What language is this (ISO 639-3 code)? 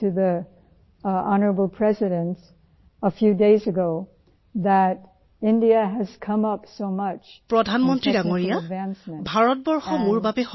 asm